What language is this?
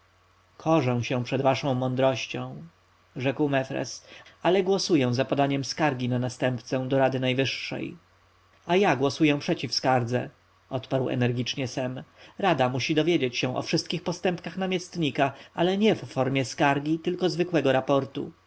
Polish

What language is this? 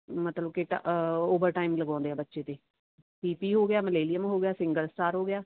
Punjabi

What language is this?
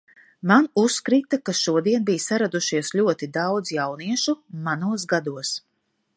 Latvian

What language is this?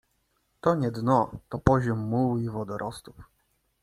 Polish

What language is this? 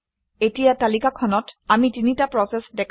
Assamese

